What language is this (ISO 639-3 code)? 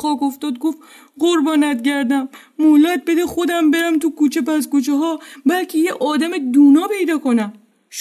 fas